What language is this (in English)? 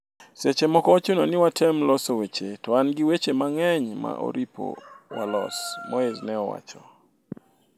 Luo (Kenya and Tanzania)